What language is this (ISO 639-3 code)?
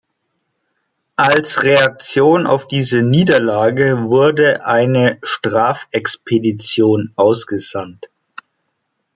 deu